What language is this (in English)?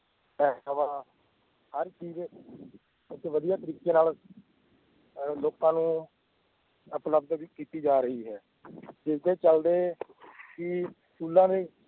Punjabi